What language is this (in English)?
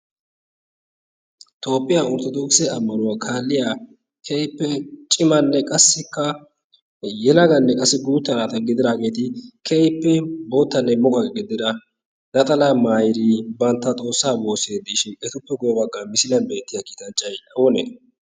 Wolaytta